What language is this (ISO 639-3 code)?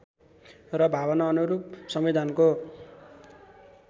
nep